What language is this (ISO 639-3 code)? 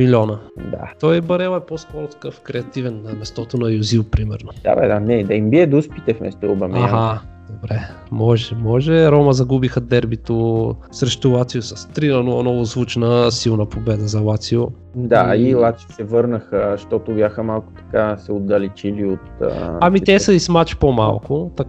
bul